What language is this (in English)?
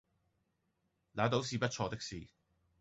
Cantonese